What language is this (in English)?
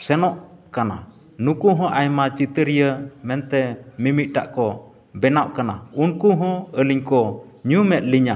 Santali